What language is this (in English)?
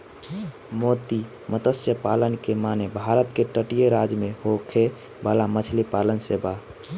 Bhojpuri